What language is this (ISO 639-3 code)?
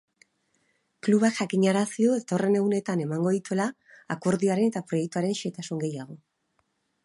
eus